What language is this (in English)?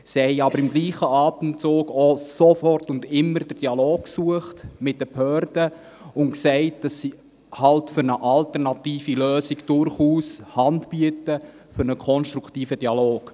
Swiss German